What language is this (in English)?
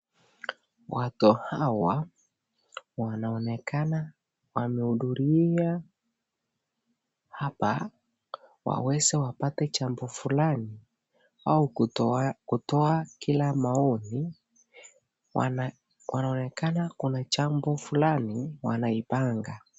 Swahili